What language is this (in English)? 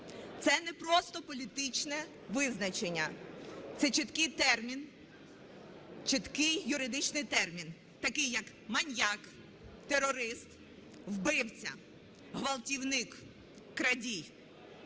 Ukrainian